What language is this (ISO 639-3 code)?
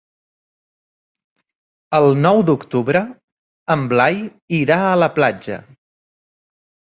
cat